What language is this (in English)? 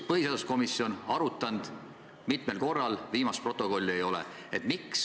Estonian